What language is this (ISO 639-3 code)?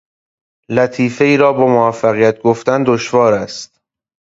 fas